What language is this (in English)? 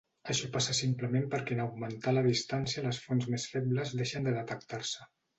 Catalan